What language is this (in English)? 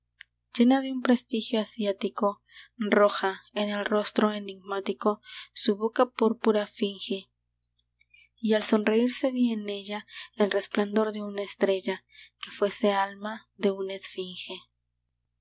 Spanish